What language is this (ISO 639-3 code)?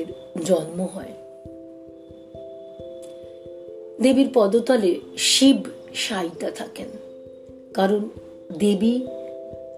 ben